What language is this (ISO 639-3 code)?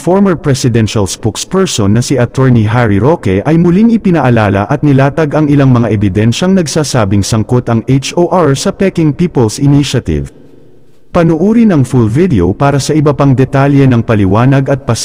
fil